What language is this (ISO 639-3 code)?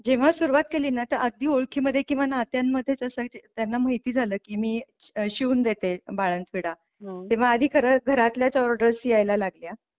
mar